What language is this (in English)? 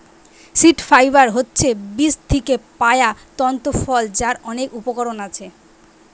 Bangla